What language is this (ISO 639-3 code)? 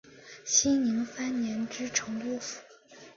zho